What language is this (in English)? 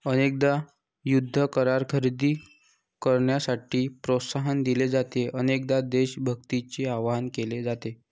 Marathi